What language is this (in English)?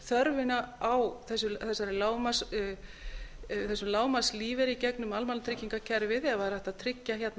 Icelandic